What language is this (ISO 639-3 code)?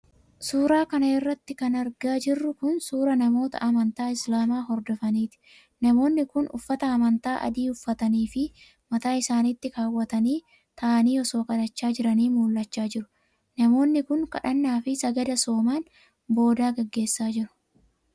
orm